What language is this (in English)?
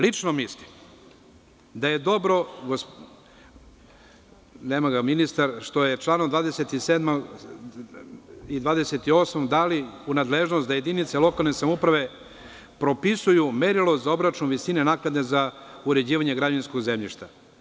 Serbian